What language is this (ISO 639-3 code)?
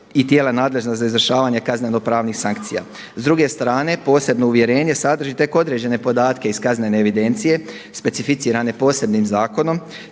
hrv